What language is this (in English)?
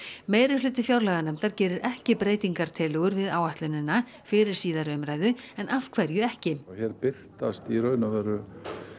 Icelandic